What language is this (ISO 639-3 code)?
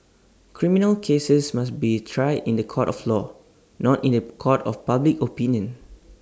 eng